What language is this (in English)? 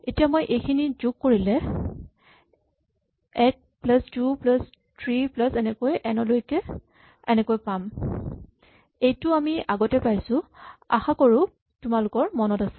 Assamese